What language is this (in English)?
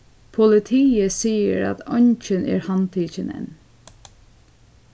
Faroese